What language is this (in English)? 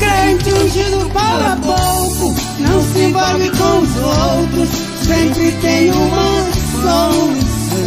Portuguese